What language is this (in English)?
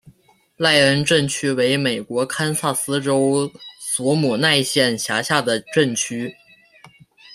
Chinese